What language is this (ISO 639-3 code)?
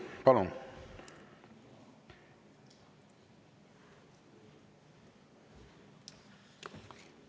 est